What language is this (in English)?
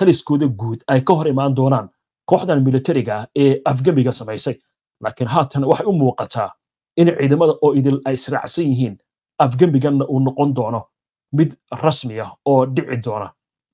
Arabic